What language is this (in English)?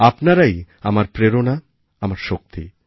Bangla